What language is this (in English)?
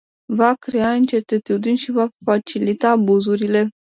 Romanian